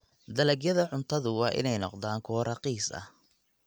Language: Somali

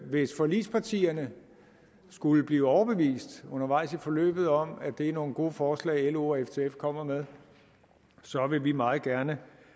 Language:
Danish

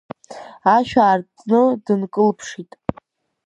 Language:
Abkhazian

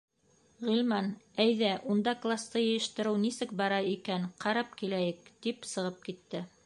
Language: Bashkir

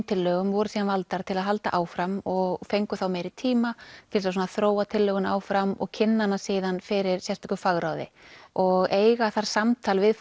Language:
Icelandic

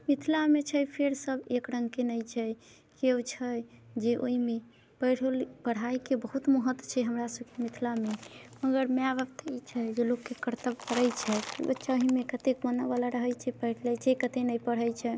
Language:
Maithili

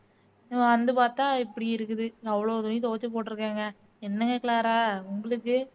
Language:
Tamil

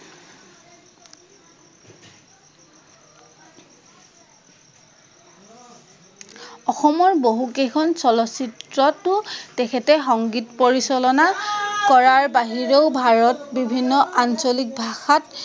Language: Assamese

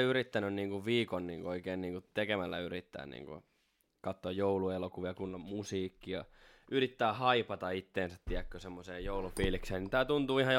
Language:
Finnish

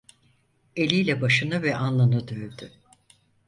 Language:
Turkish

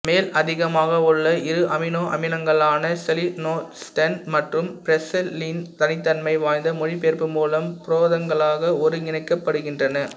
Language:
Tamil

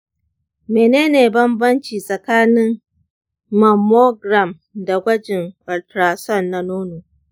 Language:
Hausa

